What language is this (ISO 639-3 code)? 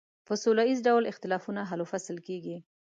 pus